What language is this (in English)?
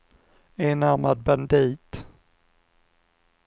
Swedish